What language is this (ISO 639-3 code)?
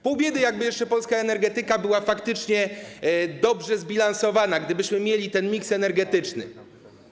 pol